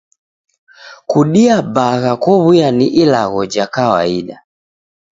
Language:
Taita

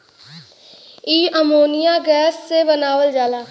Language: Bhojpuri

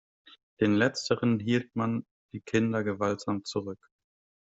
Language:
German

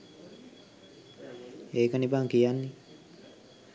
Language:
Sinhala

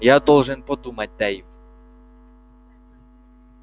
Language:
Russian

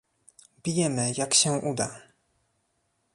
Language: Polish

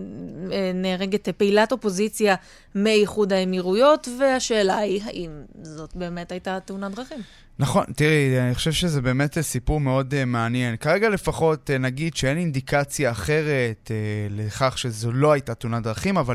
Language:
Hebrew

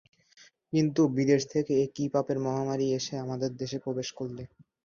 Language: Bangla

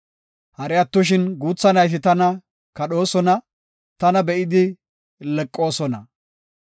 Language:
Gofa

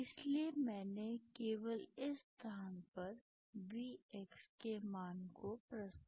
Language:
Hindi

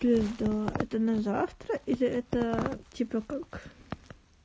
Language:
Russian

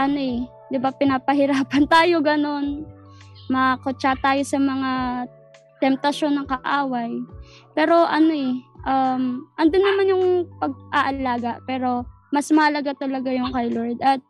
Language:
Filipino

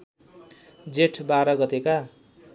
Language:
Nepali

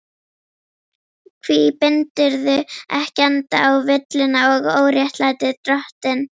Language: Icelandic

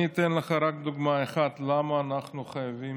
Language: Hebrew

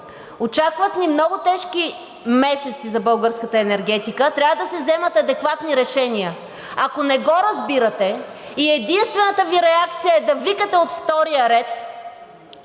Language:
Bulgarian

